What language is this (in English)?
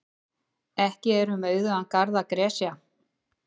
Icelandic